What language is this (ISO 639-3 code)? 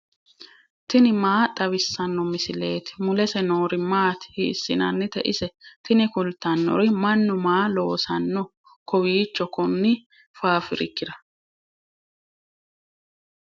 sid